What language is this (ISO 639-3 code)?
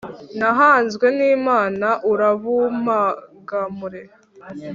kin